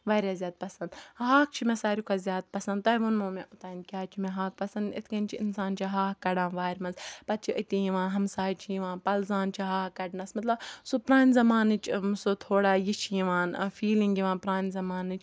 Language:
Kashmiri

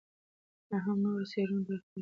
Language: Pashto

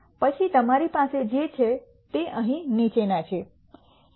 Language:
Gujarati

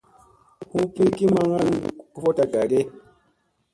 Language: Musey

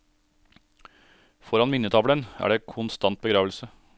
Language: Norwegian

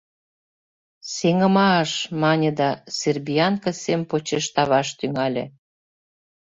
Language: Mari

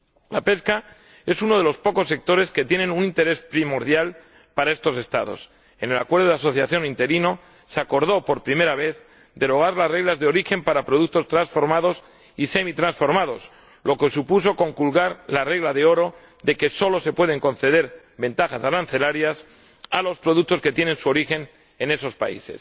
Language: Spanish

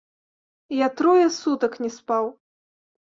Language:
Belarusian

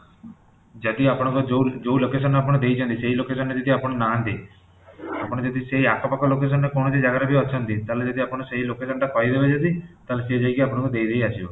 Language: Odia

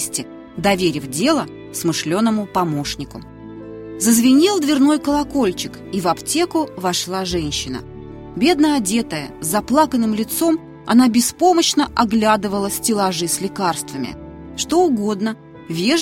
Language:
Russian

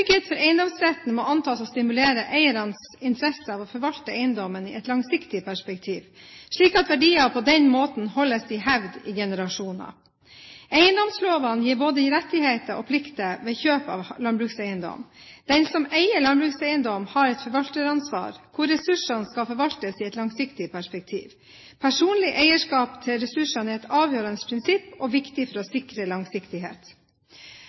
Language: Norwegian Bokmål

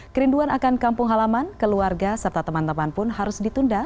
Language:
Indonesian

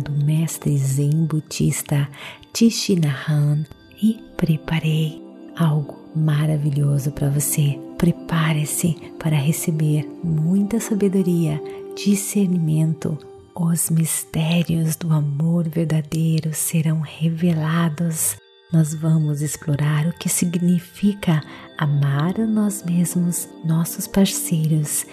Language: Portuguese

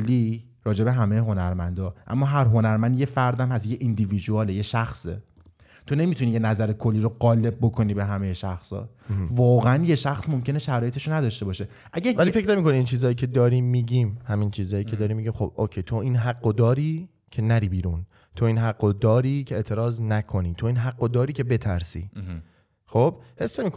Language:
Persian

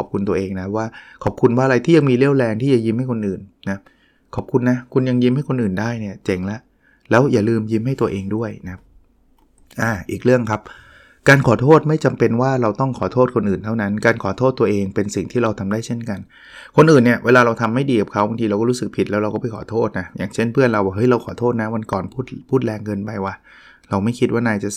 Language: Thai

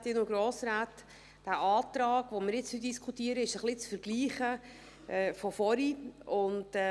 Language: Swiss German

